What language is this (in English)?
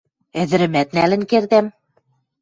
Western Mari